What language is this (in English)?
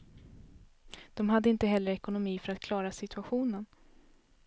Swedish